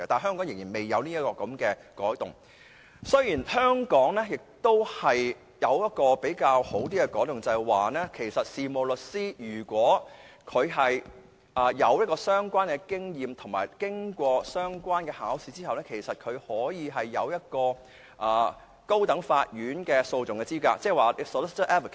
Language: Cantonese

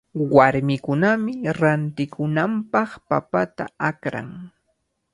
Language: Cajatambo North Lima Quechua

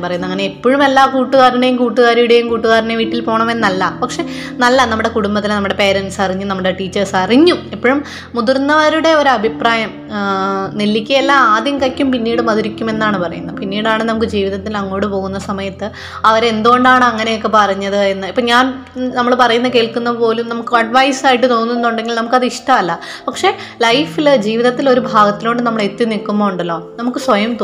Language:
Malayalam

